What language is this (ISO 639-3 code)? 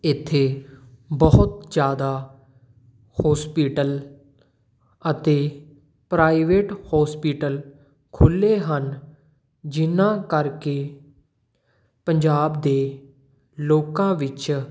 pan